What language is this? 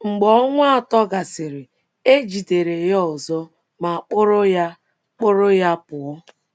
Igbo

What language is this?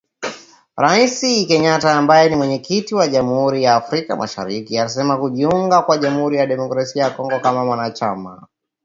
Swahili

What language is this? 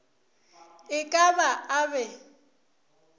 Northern Sotho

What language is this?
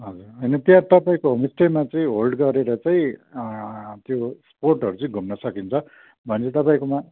Nepali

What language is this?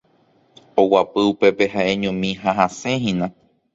Guarani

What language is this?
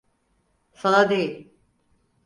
Turkish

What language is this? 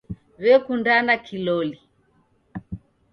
Taita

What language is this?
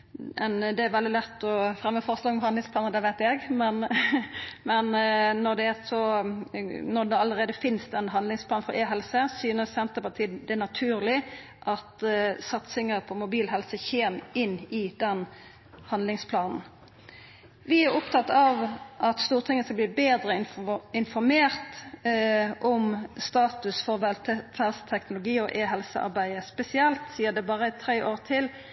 Norwegian Nynorsk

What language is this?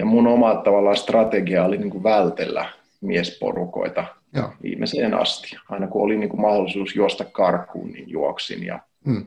Finnish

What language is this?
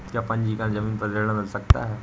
Hindi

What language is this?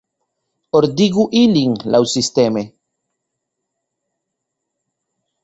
Esperanto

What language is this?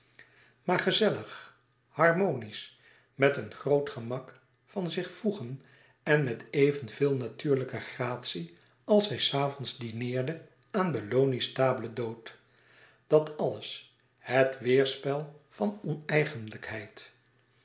Dutch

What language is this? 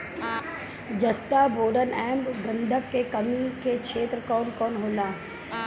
Bhojpuri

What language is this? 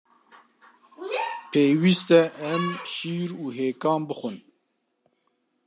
Kurdish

